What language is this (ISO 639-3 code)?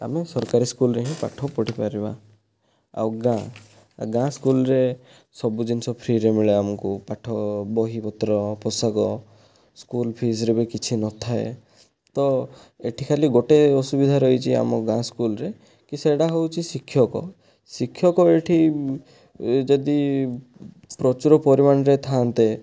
ori